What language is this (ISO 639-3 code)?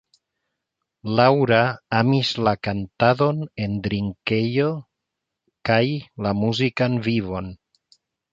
epo